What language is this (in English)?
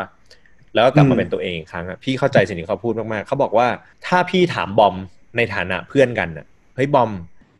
Thai